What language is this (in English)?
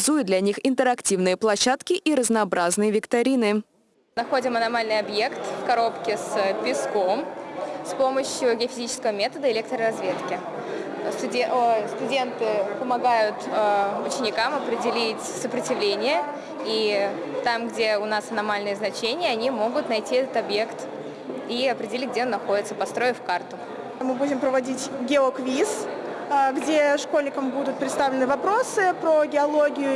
Russian